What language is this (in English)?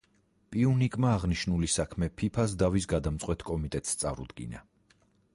Georgian